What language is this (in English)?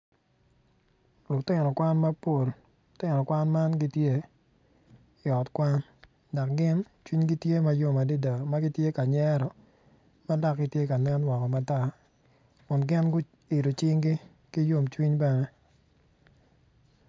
Acoli